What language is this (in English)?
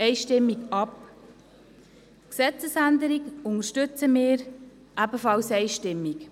Swiss German